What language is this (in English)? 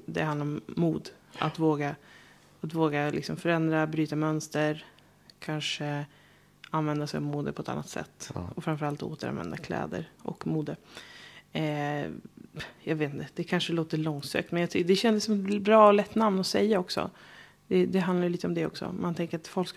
Swedish